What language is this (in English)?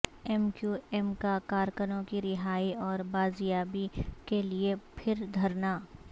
Urdu